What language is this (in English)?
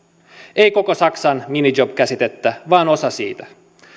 Finnish